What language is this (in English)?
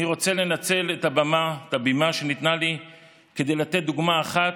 Hebrew